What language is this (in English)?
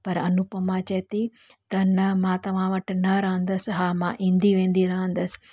Sindhi